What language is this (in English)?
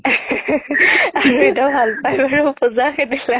Assamese